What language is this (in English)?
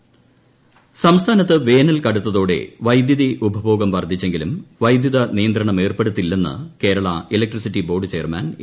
Malayalam